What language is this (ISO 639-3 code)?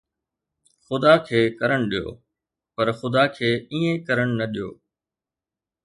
snd